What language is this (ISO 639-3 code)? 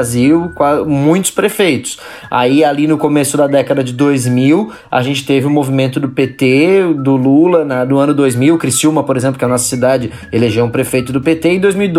por